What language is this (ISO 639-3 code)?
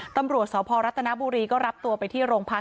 tha